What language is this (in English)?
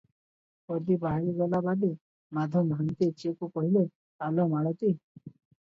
Odia